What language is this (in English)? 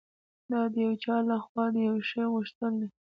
Pashto